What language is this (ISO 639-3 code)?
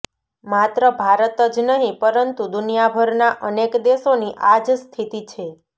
guj